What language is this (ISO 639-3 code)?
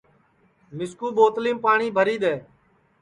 ssi